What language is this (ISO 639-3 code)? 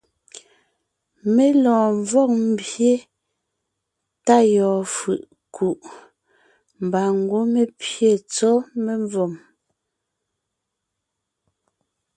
nnh